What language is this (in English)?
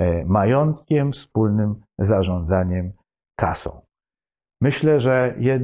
Polish